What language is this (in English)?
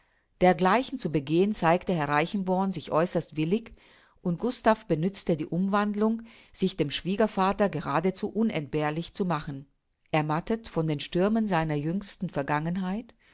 German